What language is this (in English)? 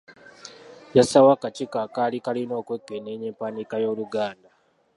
Ganda